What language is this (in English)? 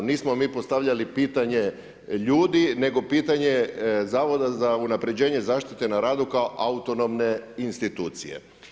Croatian